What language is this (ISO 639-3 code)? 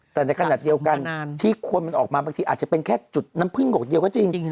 tha